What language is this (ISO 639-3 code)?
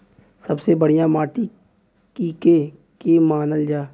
bho